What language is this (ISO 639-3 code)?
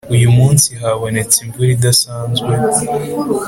kin